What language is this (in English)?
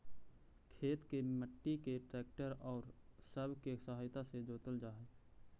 Magahi